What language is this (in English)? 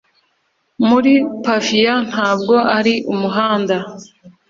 Kinyarwanda